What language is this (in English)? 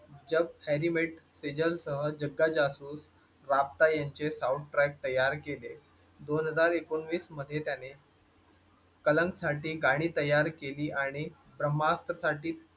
Marathi